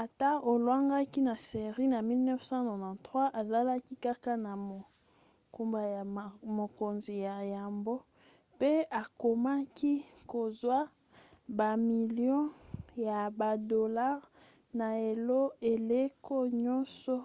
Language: Lingala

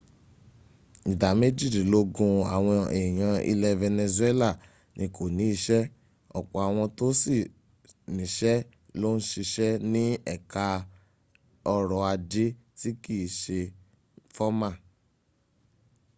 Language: Yoruba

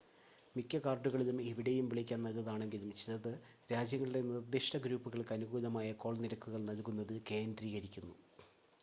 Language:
Malayalam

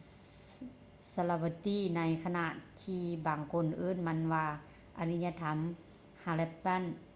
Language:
Lao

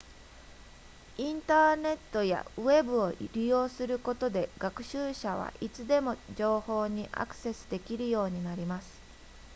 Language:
Japanese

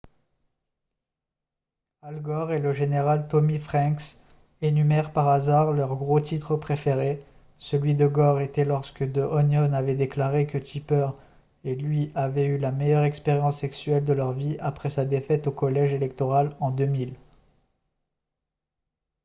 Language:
French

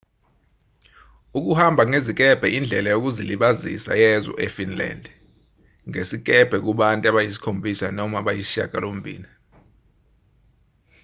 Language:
Zulu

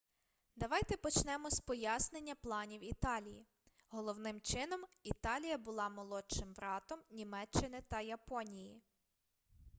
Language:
Ukrainian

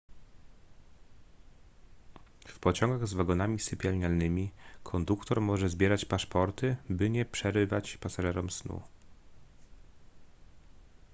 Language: Polish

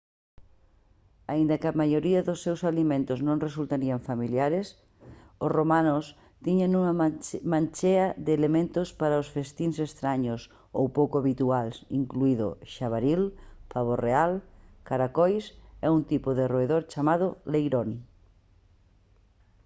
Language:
Galician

